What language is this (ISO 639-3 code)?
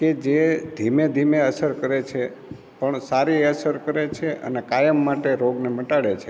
guj